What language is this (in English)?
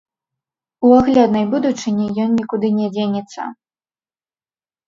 Belarusian